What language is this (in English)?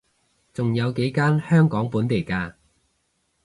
Cantonese